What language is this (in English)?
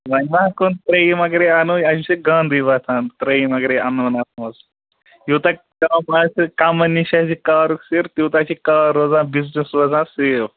Kashmiri